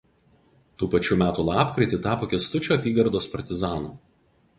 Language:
Lithuanian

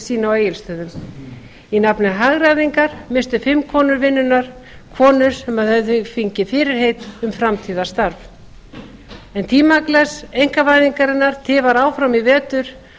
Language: Icelandic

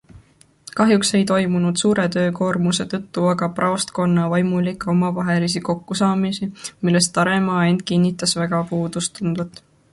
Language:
Estonian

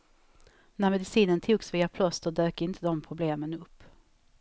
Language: Swedish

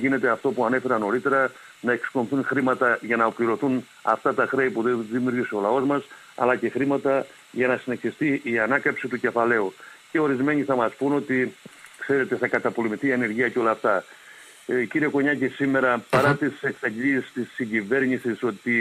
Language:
Greek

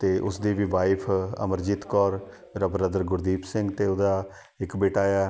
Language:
Punjabi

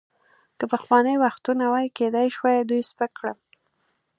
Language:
Pashto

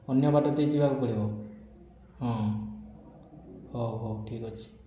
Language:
Odia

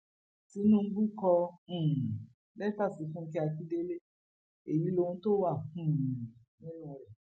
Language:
Yoruba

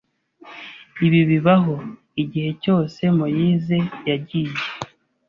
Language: Kinyarwanda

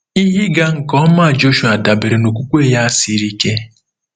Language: Igbo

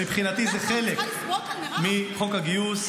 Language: Hebrew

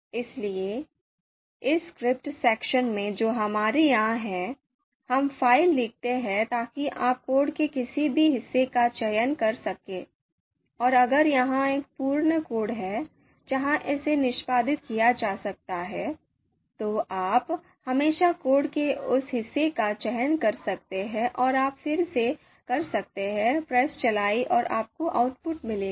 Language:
Hindi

